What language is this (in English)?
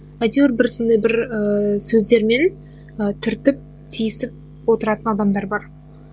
Kazakh